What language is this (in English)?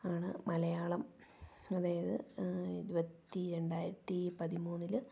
Malayalam